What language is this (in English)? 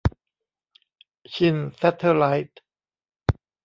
Thai